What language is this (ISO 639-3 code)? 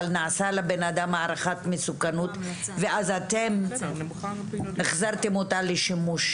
heb